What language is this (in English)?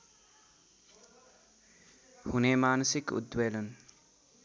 Nepali